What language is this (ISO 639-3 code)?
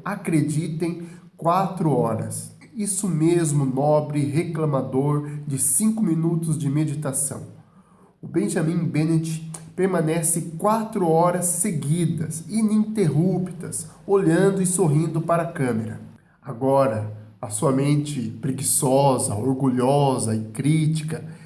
por